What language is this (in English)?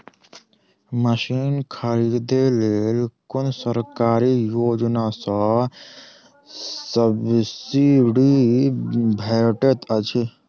Maithili